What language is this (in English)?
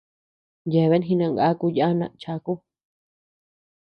Tepeuxila Cuicatec